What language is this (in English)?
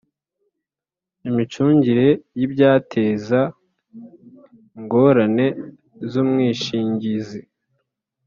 Kinyarwanda